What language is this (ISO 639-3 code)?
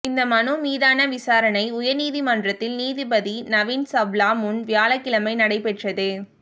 tam